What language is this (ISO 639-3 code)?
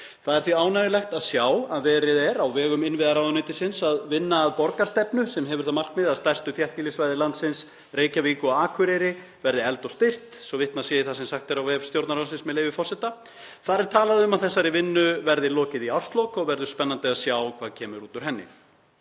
isl